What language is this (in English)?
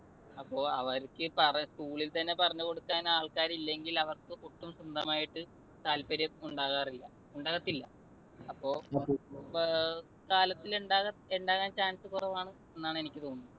Malayalam